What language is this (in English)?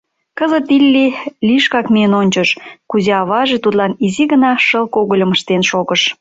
Mari